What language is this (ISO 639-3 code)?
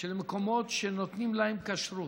heb